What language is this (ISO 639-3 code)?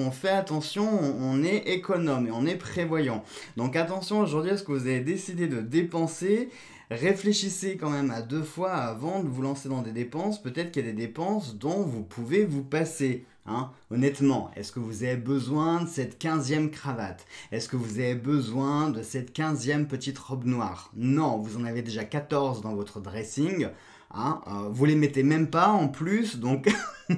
fra